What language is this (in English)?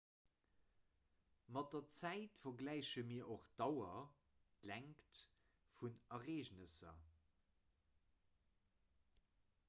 Luxembourgish